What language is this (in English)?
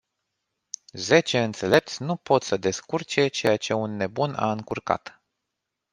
Romanian